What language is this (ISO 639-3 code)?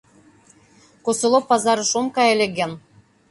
chm